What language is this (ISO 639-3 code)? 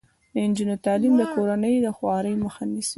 pus